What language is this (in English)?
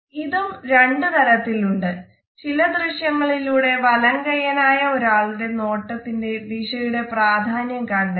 Malayalam